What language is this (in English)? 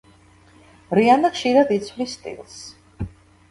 Georgian